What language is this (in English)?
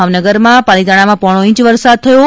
Gujarati